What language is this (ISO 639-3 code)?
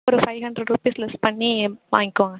tam